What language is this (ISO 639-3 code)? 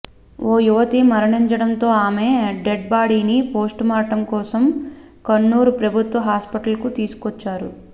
tel